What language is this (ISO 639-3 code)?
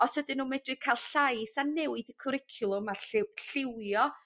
cym